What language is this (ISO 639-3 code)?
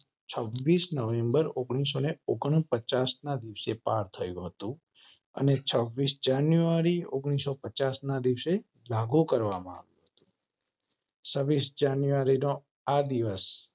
guj